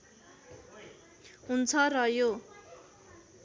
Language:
Nepali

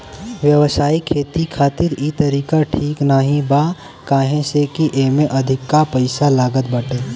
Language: Bhojpuri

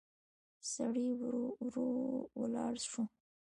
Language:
Pashto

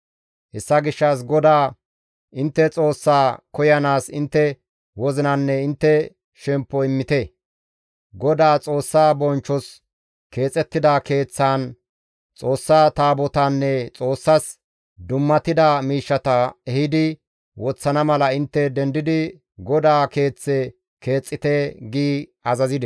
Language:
Gamo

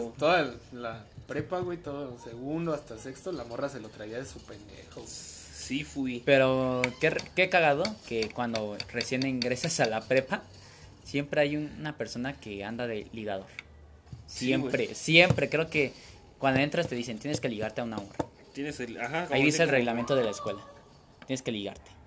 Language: Spanish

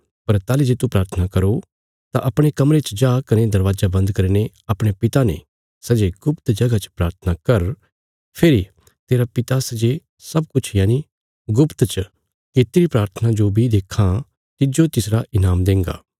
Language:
Bilaspuri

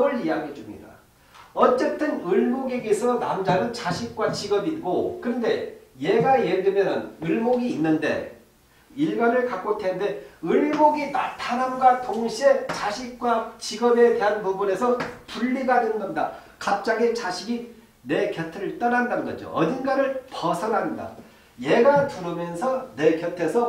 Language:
Korean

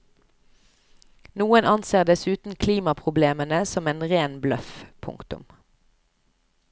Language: Norwegian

